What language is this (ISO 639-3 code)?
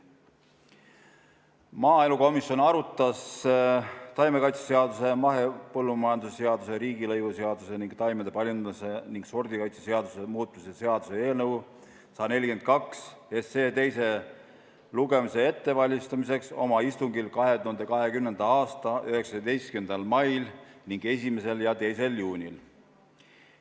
est